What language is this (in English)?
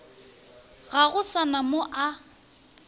Northern Sotho